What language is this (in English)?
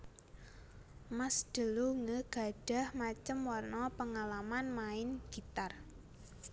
Javanese